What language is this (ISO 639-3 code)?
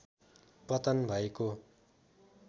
nep